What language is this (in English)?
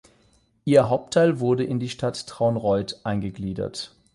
German